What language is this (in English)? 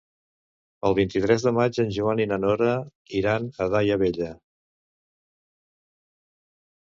Catalan